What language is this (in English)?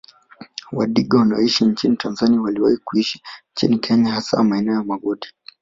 Swahili